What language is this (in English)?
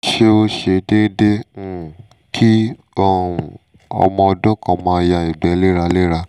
Yoruba